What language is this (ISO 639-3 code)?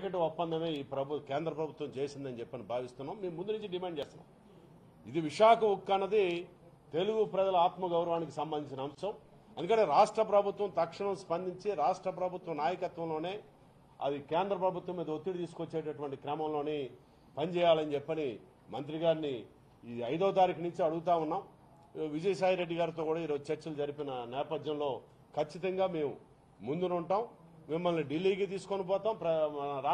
tel